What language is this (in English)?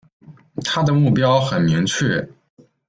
Chinese